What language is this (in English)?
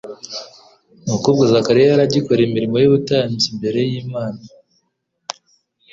Kinyarwanda